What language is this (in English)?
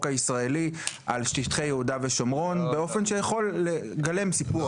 Hebrew